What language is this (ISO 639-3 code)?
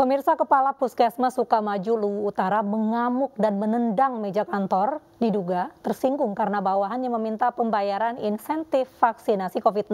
ind